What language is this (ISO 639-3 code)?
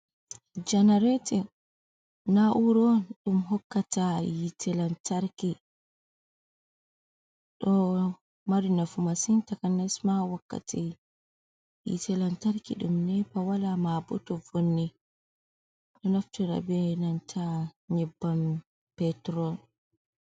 ful